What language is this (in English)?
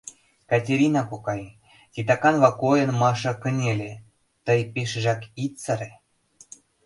Mari